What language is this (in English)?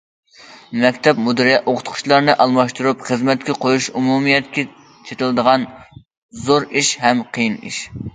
Uyghur